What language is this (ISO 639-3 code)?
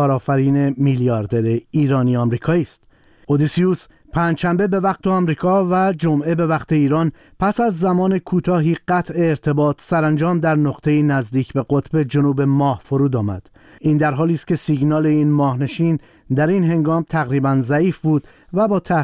fas